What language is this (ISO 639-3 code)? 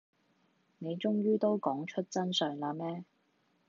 yue